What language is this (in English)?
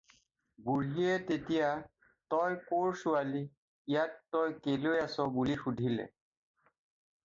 Assamese